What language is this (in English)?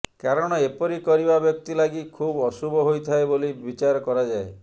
Odia